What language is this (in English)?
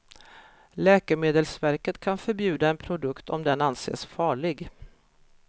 Swedish